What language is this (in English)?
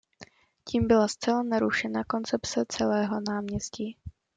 Czech